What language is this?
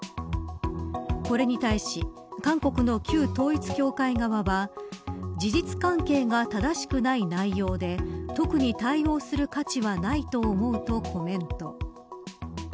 Japanese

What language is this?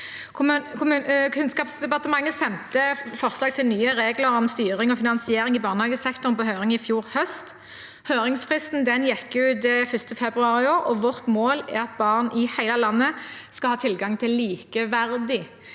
Norwegian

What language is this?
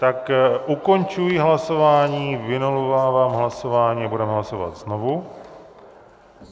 Czech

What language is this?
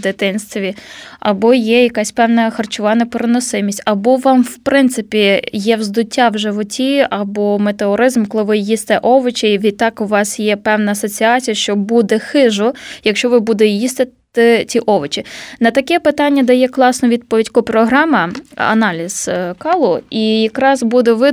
Ukrainian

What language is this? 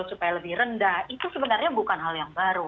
Indonesian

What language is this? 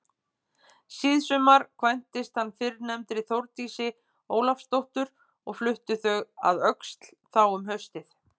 Icelandic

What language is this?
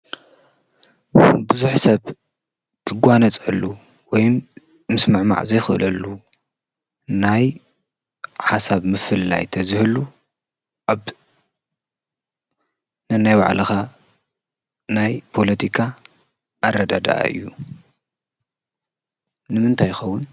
Tigrinya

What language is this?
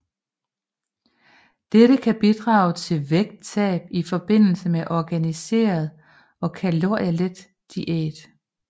Danish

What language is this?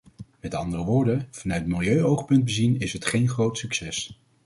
Dutch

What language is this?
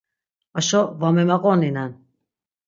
Laz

